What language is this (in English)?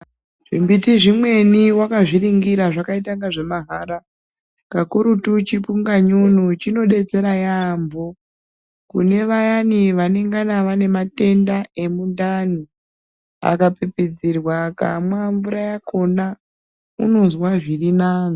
Ndau